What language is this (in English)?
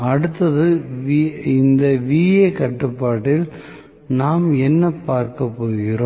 Tamil